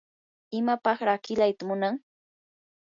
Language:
Yanahuanca Pasco Quechua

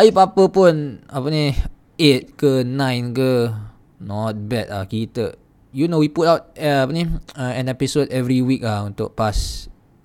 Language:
Malay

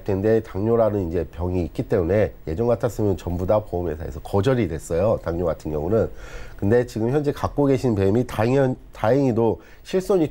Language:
Korean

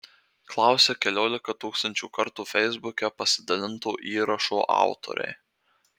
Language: Lithuanian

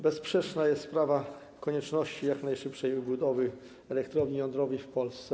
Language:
Polish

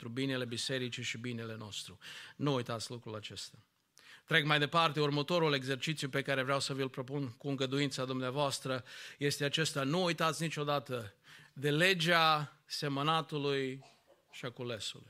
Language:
Romanian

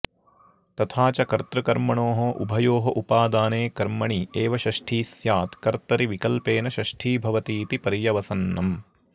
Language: Sanskrit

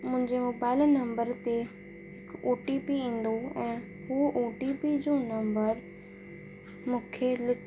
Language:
Sindhi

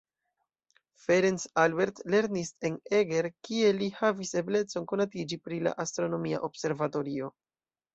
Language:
Esperanto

